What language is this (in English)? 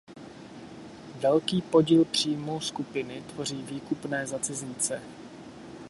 Czech